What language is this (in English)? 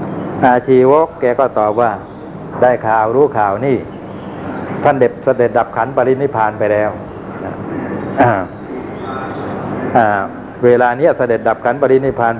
Thai